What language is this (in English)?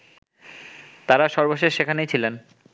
Bangla